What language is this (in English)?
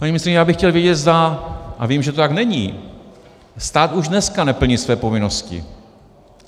Czech